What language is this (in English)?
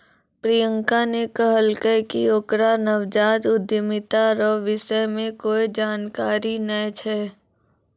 Maithili